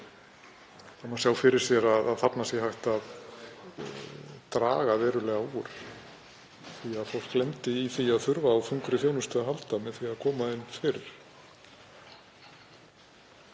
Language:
Icelandic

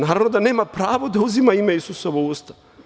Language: Serbian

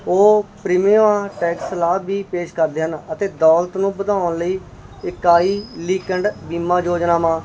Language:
Punjabi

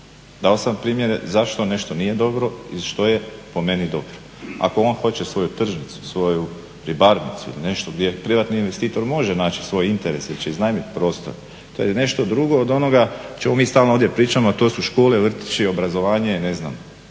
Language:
Croatian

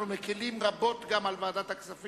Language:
Hebrew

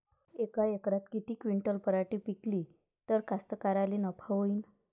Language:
Marathi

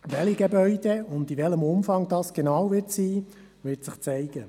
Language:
Swiss German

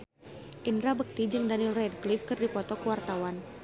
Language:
Sundanese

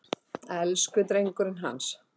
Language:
Icelandic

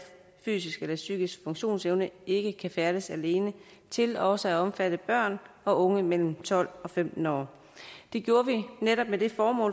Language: Danish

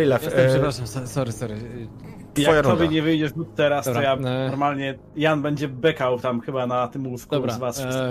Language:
Polish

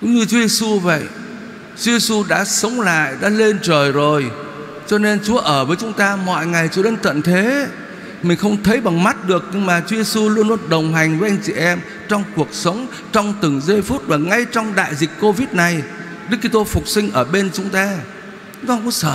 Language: Vietnamese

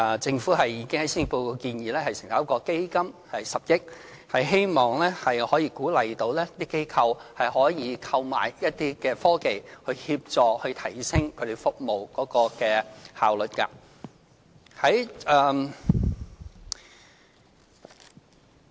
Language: Cantonese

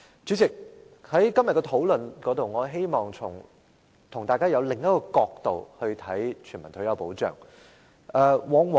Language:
Cantonese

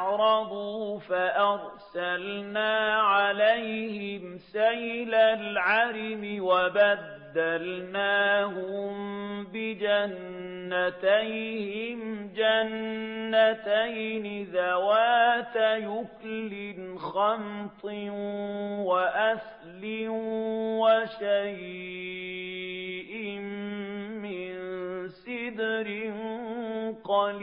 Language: Arabic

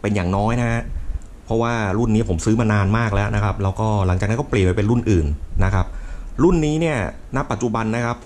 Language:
Thai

